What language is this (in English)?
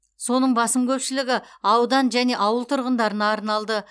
Kazakh